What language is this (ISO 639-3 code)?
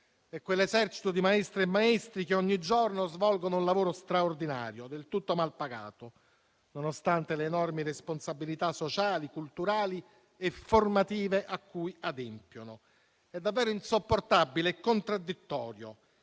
ita